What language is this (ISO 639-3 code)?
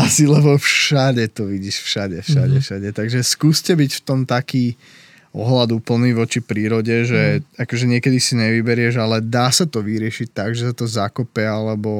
slk